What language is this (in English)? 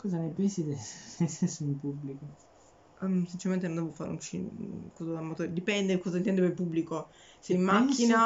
Italian